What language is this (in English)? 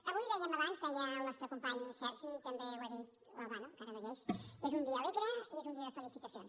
Catalan